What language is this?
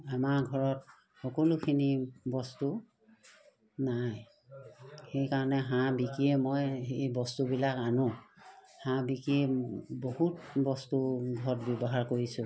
Assamese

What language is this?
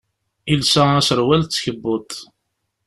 Kabyle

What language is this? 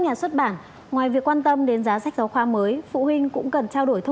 Vietnamese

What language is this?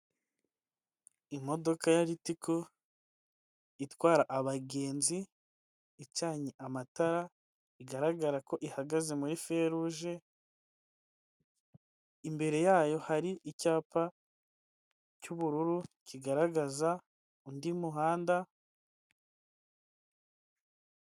Kinyarwanda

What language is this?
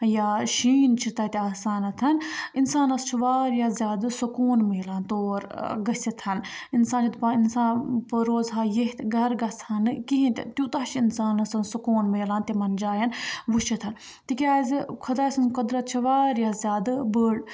Kashmiri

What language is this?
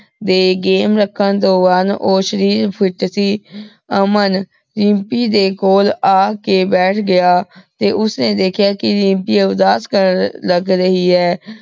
Punjabi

